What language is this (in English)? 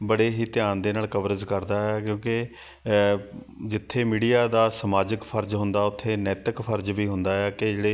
Punjabi